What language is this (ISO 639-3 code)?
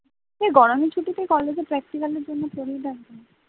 ben